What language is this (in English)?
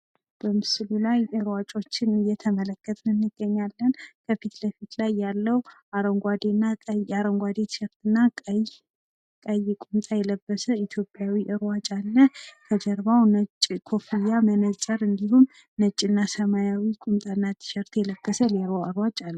Amharic